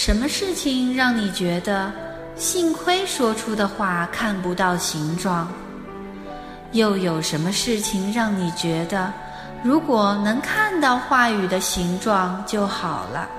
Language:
Chinese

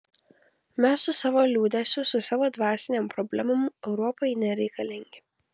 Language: Lithuanian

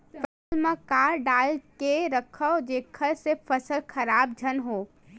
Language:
Chhattisgarhi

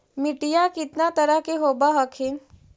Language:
Magahi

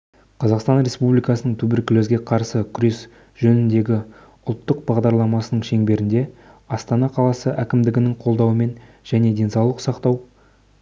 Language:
Kazakh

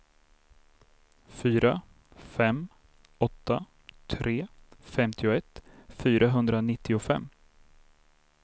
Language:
Swedish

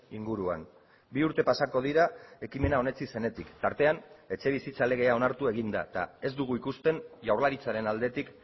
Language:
Basque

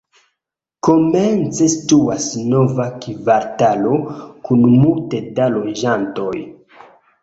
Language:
Esperanto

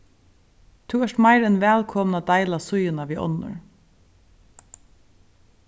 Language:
Faroese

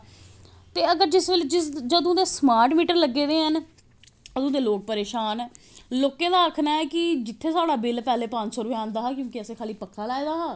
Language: Dogri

